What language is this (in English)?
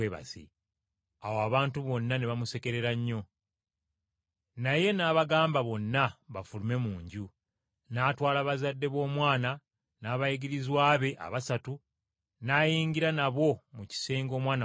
Ganda